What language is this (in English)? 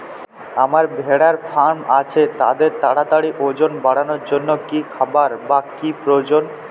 Bangla